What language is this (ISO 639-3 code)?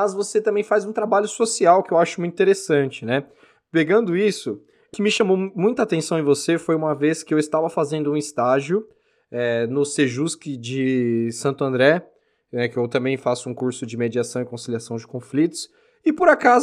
por